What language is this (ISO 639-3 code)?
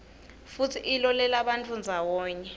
ssw